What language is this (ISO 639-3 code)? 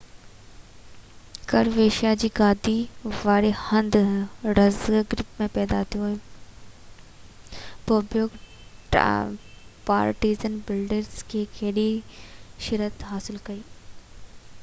snd